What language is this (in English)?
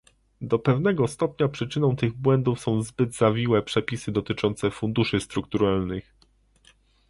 Polish